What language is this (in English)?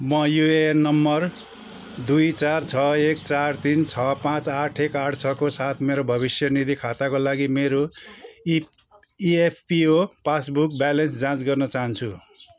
Nepali